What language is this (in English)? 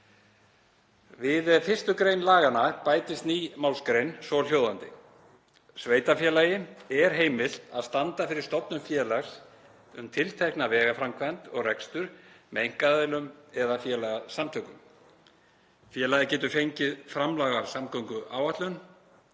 Icelandic